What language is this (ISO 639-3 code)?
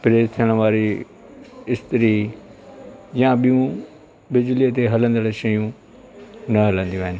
snd